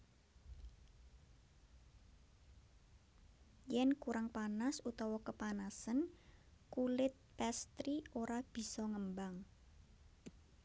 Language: Javanese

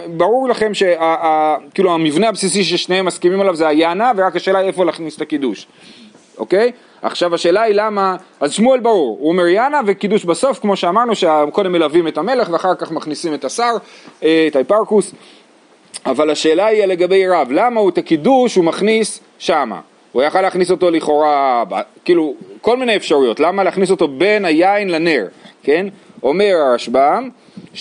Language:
Hebrew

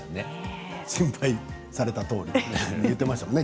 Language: Japanese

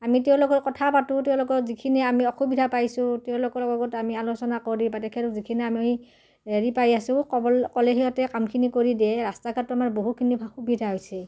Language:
Assamese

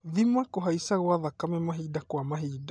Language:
Kikuyu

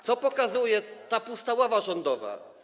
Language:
Polish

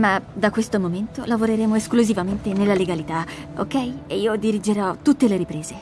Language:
Italian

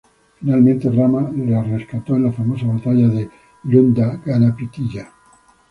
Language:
Spanish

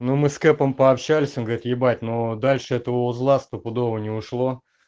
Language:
Russian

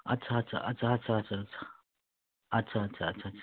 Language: Nepali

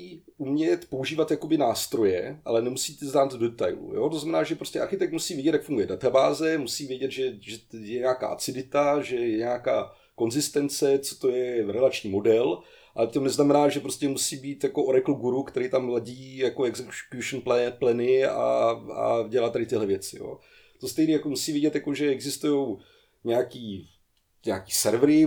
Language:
Czech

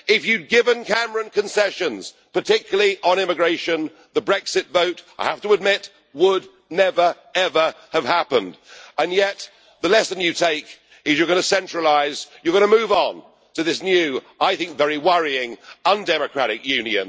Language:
English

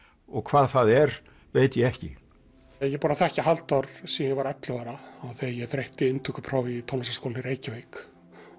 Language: Icelandic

